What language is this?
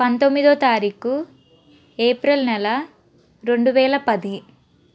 Telugu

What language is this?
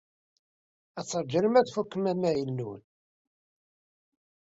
Kabyle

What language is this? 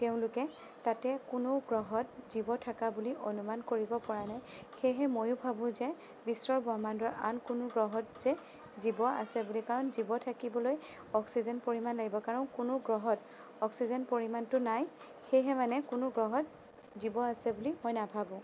Assamese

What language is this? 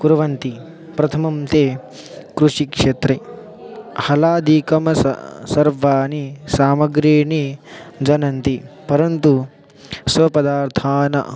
Sanskrit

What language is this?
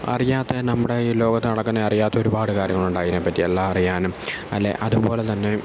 Malayalam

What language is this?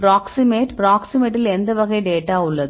Tamil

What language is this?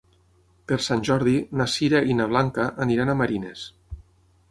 Catalan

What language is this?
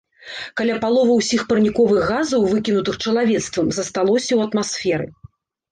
Belarusian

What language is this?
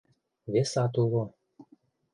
Mari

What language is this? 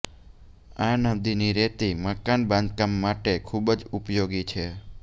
Gujarati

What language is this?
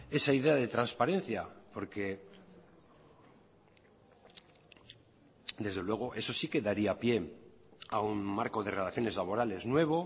Spanish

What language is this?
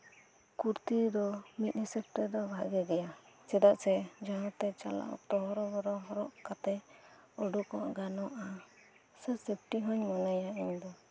Santali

